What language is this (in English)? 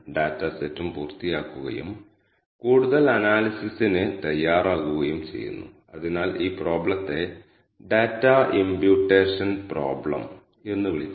Malayalam